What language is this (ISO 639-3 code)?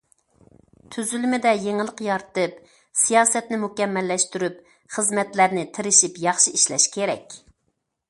uig